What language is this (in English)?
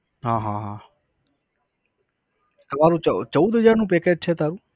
Gujarati